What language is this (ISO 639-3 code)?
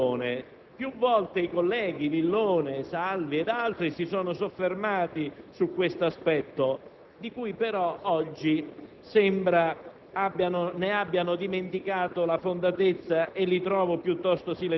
ita